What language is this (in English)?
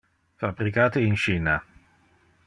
Interlingua